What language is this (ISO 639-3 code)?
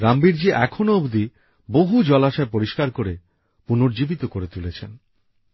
ben